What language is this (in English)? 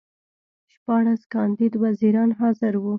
Pashto